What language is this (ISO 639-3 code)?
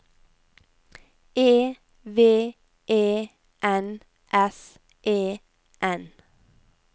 nor